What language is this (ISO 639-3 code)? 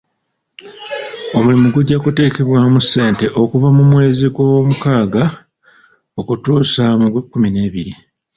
lug